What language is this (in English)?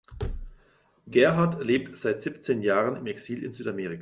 German